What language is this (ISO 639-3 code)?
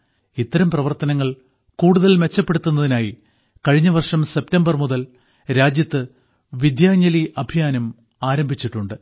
mal